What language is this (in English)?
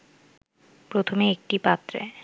Bangla